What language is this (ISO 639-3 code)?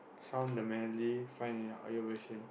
eng